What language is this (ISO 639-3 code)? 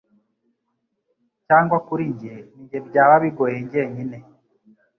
kin